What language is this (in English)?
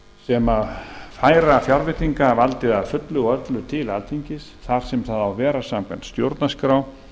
Icelandic